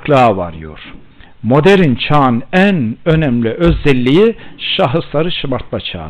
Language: Turkish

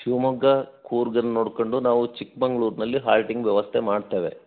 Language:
Kannada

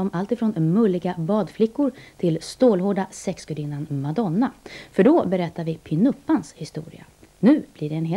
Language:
Swedish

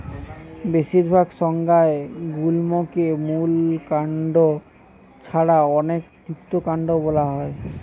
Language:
Bangla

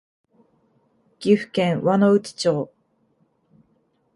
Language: Japanese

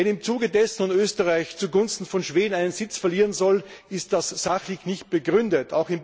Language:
German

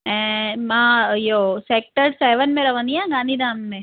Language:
Sindhi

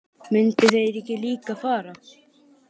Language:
Icelandic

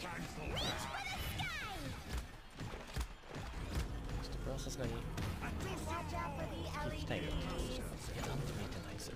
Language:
Japanese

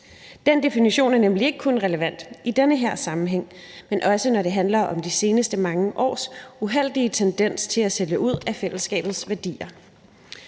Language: Danish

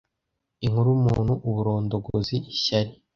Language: Kinyarwanda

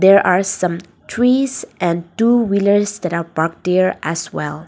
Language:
English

